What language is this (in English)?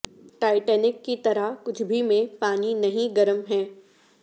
Urdu